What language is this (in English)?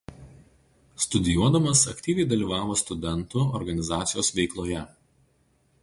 Lithuanian